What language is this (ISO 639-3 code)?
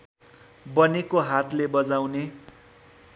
nep